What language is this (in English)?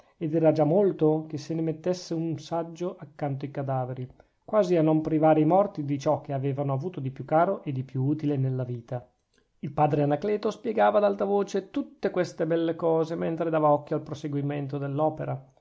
Italian